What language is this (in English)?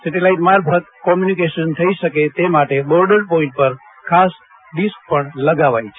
Gujarati